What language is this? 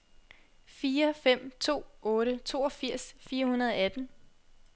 Danish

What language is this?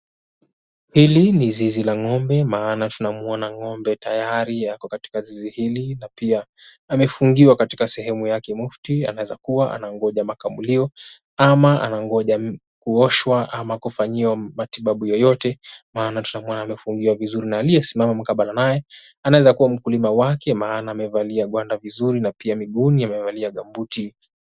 Swahili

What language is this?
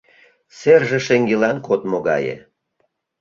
Mari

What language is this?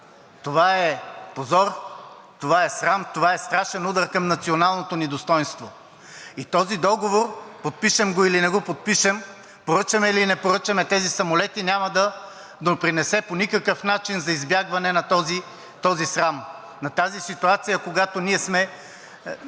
Bulgarian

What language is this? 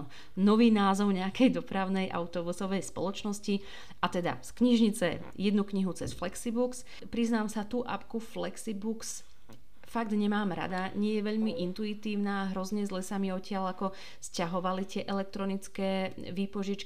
Slovak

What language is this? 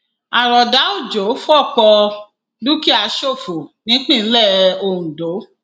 Yoruba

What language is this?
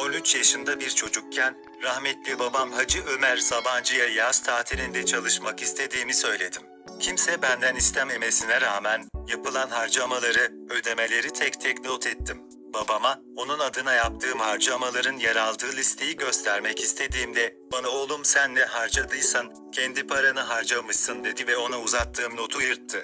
Turkish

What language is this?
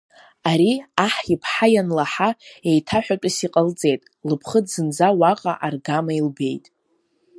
Abkhazian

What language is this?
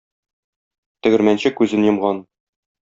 Tatar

